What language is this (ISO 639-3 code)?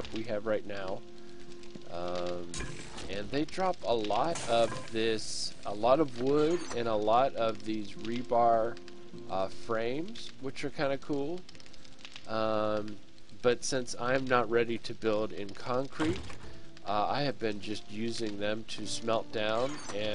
eng